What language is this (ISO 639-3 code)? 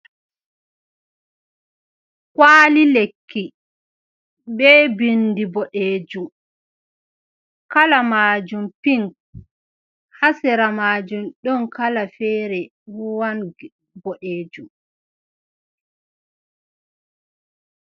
ful